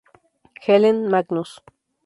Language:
Spanish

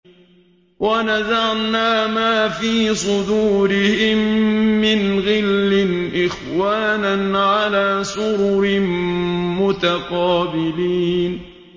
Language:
Arabic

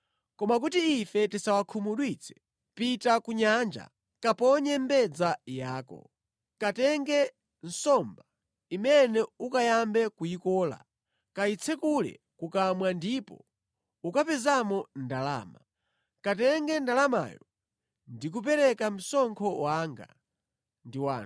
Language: Nyanja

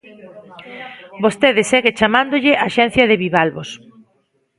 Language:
Galician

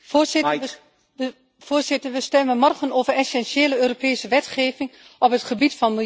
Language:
Dutch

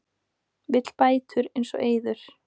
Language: Icelandic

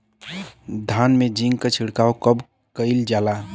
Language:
Bhojpuri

